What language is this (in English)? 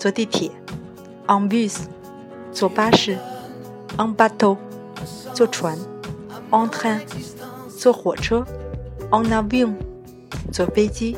Chinese